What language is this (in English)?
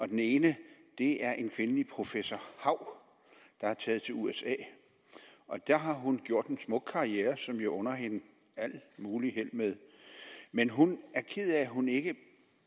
Danish